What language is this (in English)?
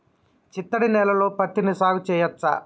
Telugu